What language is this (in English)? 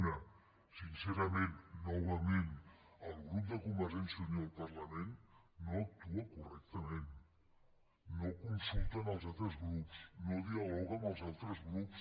Catalan